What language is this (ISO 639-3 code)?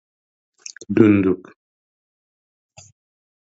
uzb